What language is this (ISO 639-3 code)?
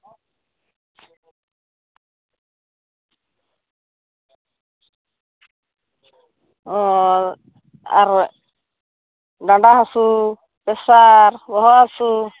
sat